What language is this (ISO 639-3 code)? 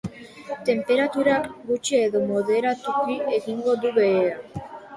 eus